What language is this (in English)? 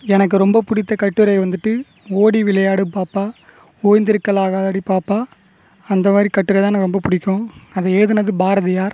Tamil